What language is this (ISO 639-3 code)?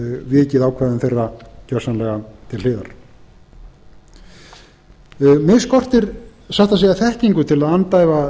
isl